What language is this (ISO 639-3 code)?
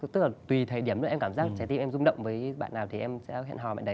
vie